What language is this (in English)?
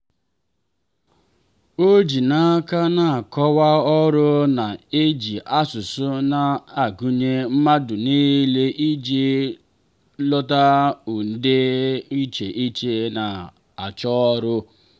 Igbo